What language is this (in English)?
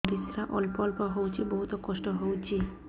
Odia